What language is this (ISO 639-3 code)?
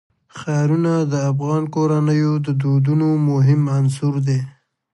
pus